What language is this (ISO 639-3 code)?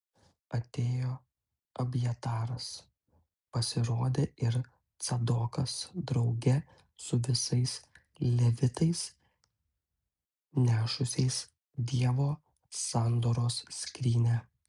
lit